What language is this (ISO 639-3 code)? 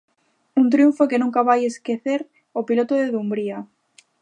glg